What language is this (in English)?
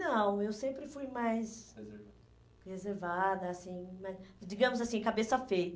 Portuguese